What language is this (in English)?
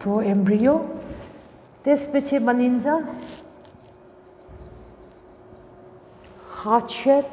English